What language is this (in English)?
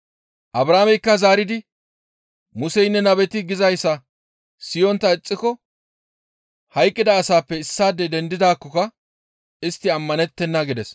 Gamo